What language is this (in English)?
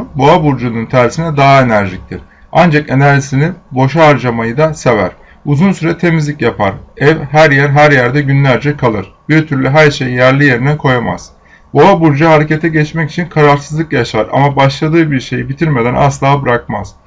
Turkish